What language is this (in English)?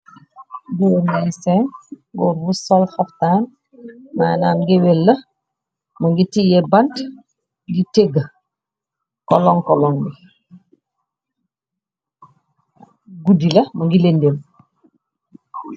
Wolof